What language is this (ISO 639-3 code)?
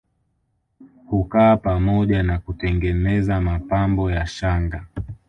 swa